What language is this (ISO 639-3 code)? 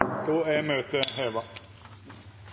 nno